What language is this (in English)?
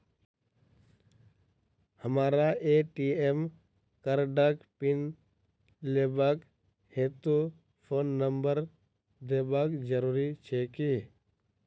Maithili